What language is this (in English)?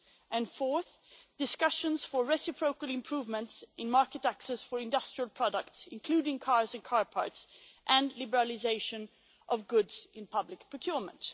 English